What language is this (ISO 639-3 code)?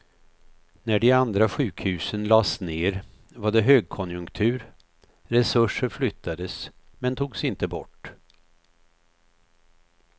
swe